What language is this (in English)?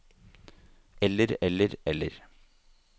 Norwegian